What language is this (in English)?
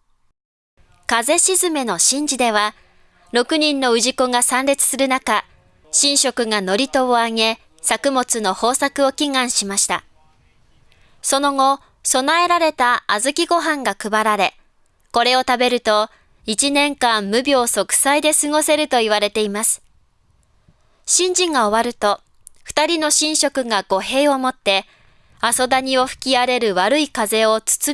Japanese